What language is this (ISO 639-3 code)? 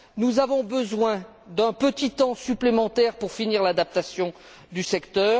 fra